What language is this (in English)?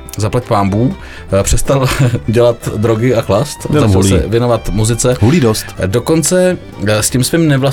Czech